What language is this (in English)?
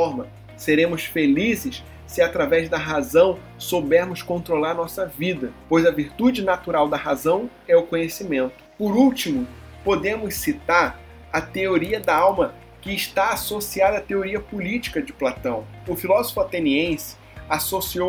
Portuguese